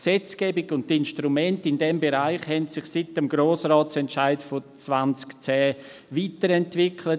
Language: Swiss German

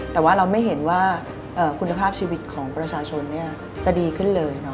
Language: Thai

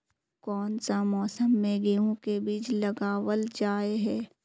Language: Magahi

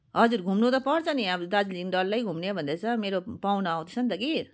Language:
Nepali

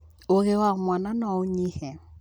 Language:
Kikuyu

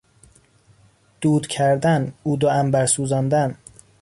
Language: Persian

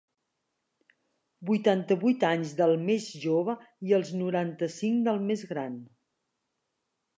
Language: Catalan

